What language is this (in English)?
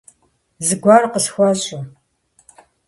Kabardian